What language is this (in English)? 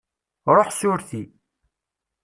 Kabyle